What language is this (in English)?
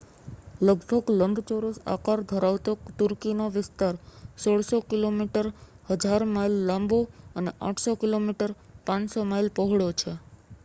Gujarati